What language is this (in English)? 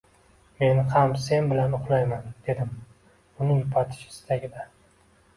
Uzbek